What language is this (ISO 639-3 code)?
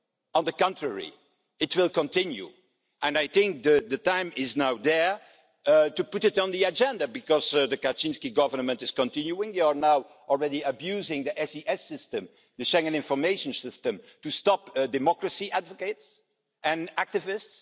eng